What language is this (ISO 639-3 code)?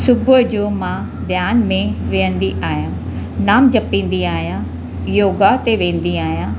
snd